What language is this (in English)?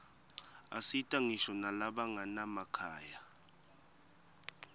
Swati